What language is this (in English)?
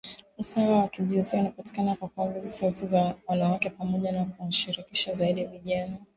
Swahili